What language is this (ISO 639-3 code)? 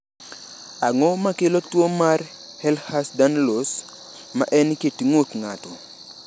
luo